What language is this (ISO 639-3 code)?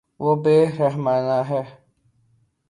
urd